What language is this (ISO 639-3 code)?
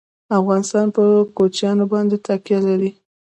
pus